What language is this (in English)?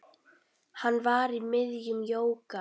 Icelandic